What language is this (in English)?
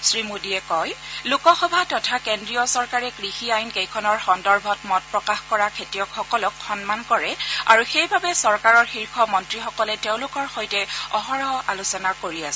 Assamese